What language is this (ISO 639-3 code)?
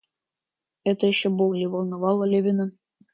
rus